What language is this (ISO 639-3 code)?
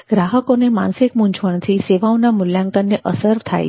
guj